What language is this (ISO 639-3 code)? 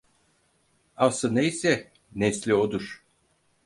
tur